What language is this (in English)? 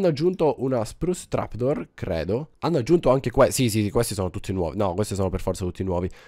Italian